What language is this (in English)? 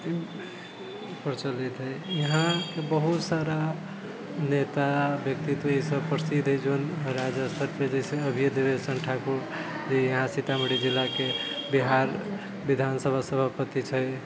Maithili